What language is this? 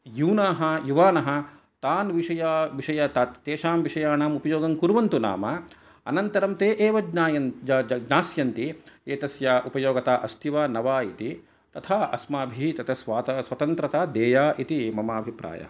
Sanskrit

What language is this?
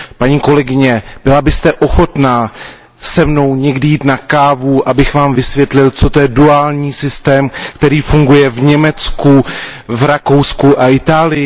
Czech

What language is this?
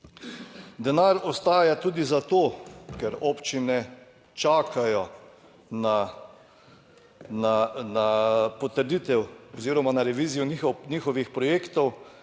Slovenian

